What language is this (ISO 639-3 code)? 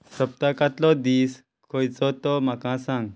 kok